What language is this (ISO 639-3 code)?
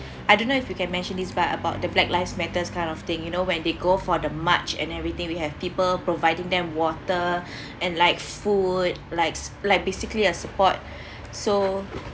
eng